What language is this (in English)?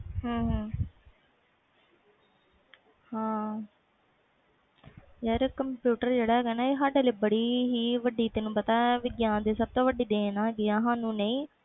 Punjabi